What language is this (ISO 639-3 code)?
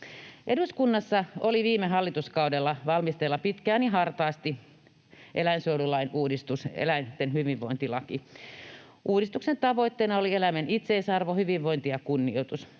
fin